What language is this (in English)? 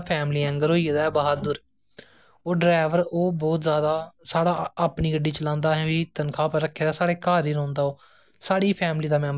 Dogri